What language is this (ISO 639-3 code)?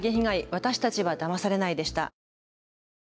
jpn